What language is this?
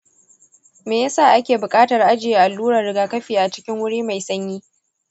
Hausa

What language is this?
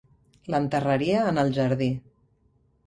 Catalan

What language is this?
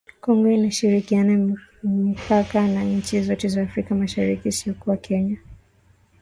Swahili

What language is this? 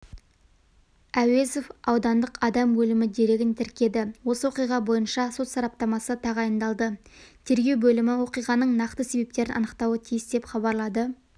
Kazakh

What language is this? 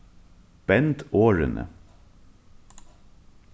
Faroese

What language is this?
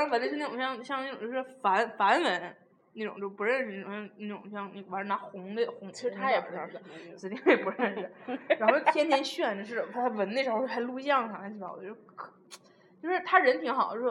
Chinese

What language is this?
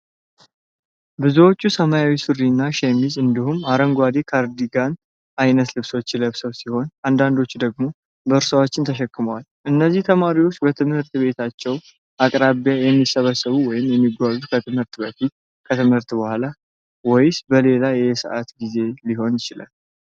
Amharic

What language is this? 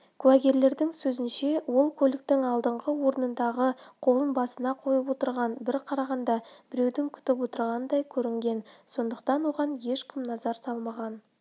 Kazakh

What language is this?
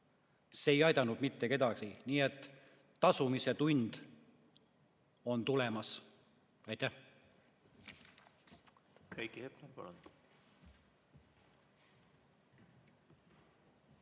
Estonian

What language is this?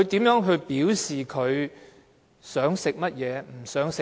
Cantonese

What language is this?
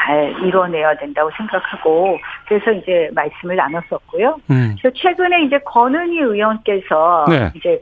Korean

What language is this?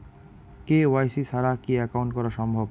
Bangla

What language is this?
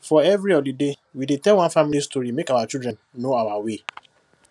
Nigerian Pidgin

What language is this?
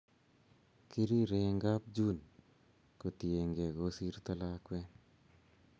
Kalenjin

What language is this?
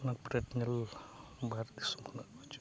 Santali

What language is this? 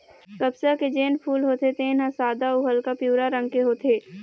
Chhattisgarhi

